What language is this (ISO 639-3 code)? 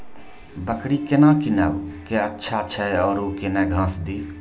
mai